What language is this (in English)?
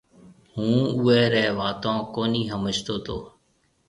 Marwari (Pakistan)